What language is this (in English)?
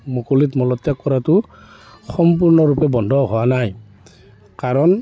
Assamese